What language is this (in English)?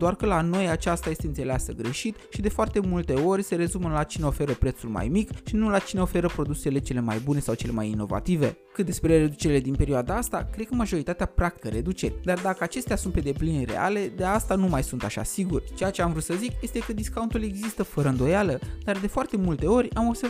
Romanian